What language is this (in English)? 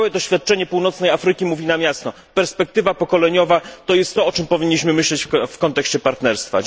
Polish